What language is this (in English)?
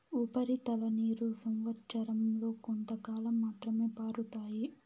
Telugu